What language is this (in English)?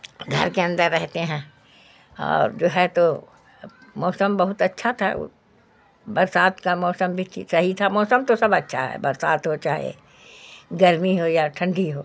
Urdu